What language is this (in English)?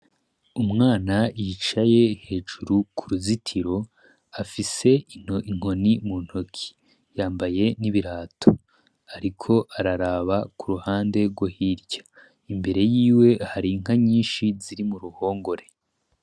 Rundi